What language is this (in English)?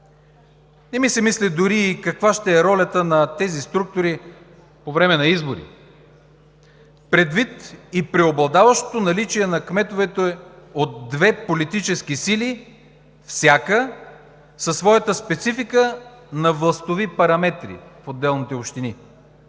Bulgarian